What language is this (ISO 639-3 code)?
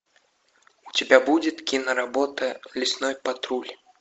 rus